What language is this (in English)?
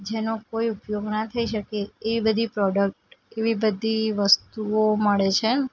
Gujarati